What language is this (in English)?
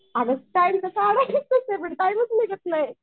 Marathi